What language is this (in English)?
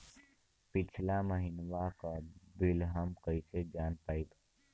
Bhojpuri